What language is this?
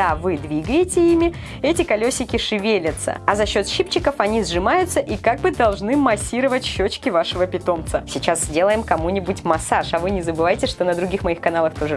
Russian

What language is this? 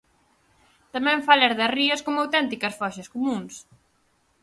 Galician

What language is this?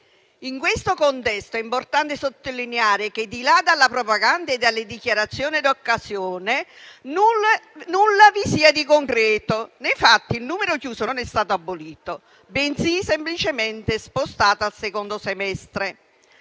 Italian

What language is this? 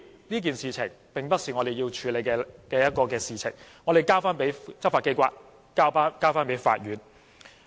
Cantonese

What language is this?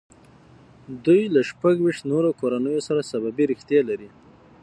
Pashto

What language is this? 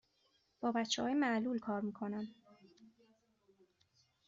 Persian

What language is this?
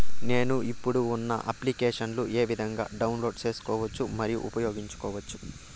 Telugu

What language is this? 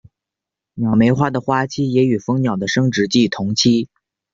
Chinese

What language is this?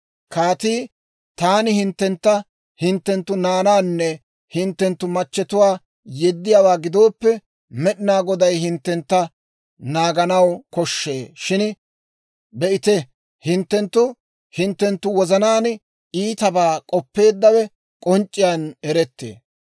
Dawro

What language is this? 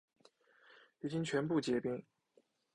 Chinese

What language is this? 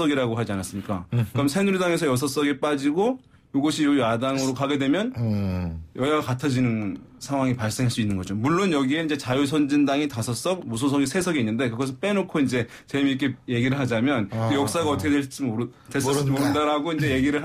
Korean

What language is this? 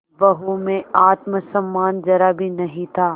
Hindi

